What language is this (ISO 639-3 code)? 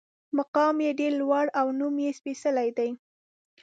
pus